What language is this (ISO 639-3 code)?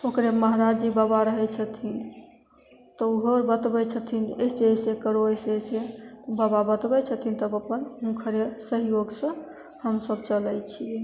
mai